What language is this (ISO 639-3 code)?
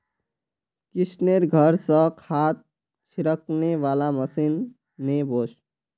mag